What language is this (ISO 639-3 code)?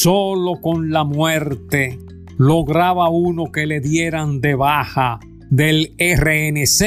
spa